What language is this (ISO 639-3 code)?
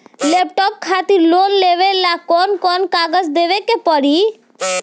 bho